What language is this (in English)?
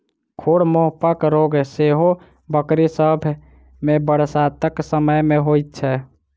Maithili